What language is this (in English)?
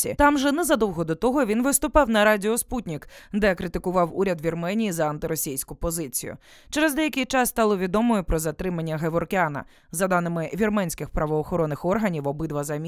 Ukrainian